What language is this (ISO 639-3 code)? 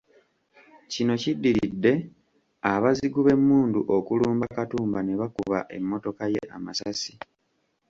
lug